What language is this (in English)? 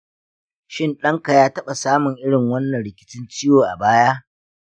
Hausa